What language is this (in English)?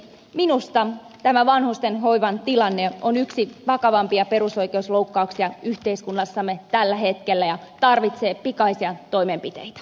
Finnish